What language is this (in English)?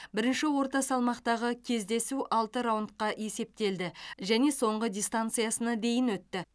Kazakh